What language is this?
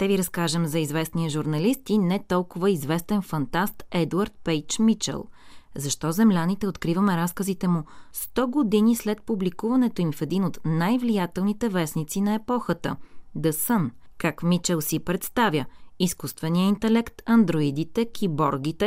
Bulgarian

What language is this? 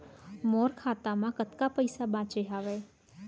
Chhattisgarhi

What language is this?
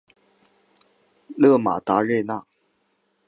Chinese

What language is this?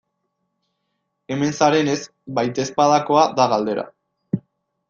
Basque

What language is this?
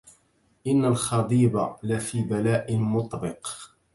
Arabic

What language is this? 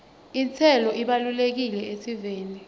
Swati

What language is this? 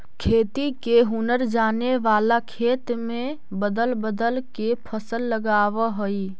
Magahi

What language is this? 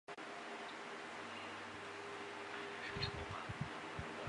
Chinese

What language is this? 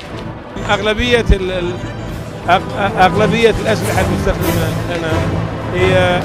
Arabic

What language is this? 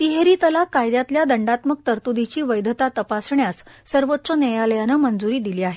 Marathi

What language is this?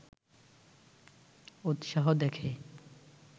Bangla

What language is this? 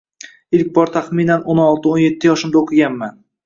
Uzbek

